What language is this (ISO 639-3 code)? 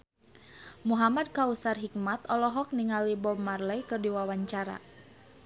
sun